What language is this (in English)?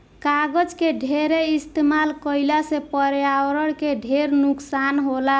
Bhojpuri